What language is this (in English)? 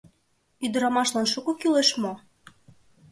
Mari